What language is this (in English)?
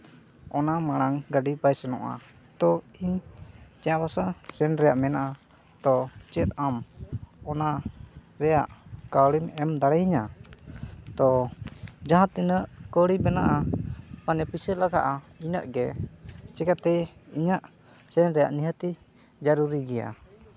Santali